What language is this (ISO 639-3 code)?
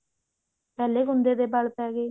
pan